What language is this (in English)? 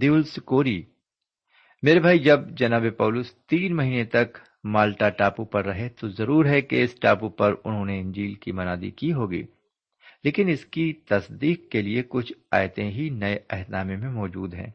Urdu